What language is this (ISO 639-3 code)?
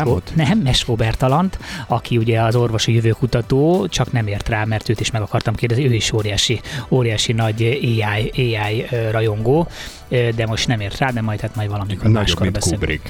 hun